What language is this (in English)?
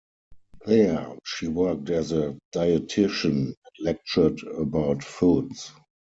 English